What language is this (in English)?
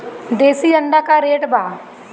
Bhojpuri